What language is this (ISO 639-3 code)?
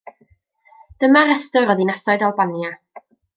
cym